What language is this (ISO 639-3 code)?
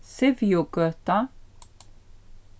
fao